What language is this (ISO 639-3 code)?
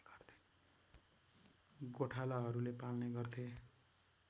nep